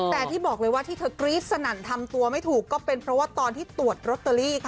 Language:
Thai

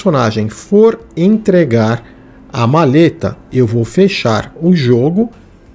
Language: Portuguese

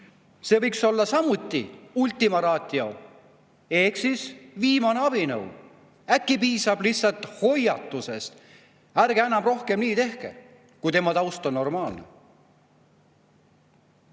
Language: Estonian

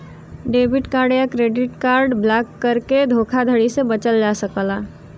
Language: Bhojpuri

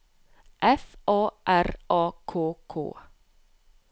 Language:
Norwegian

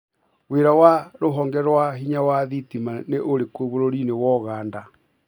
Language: Kikuyu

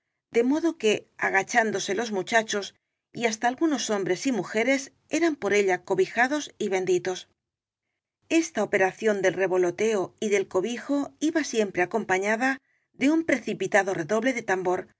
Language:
Spanish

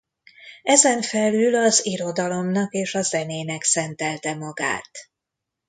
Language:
Hungarian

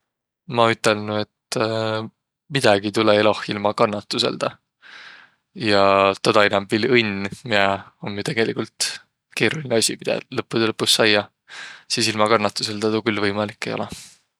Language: Võro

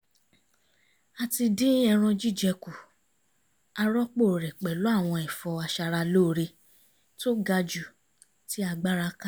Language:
Yoruba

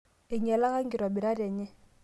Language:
Masai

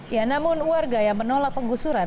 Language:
Indonesian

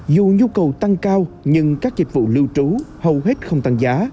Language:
Vietnamese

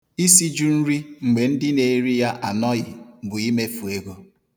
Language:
Igbo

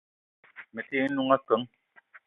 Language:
Eton (Cameroon)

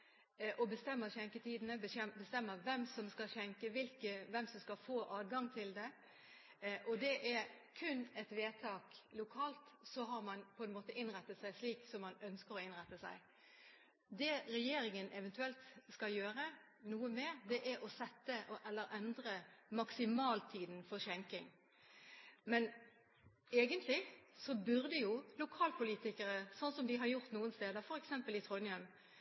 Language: Norwegian Bokmål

